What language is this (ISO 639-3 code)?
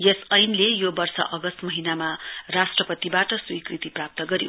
nep